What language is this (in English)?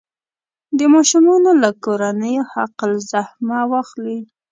Pashto